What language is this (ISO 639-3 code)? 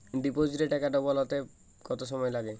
ben